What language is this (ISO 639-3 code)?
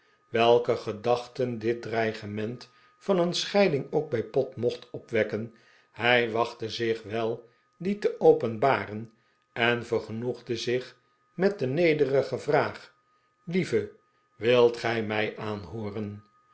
nld